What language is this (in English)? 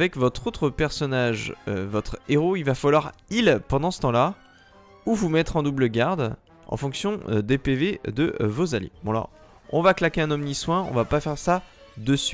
French